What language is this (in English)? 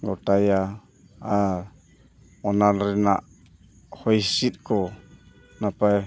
Santali